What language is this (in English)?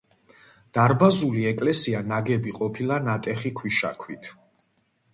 Georgian